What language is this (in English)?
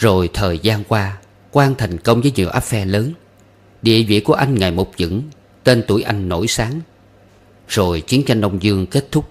Vietnamese